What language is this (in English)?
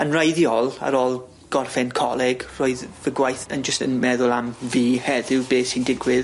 Welsh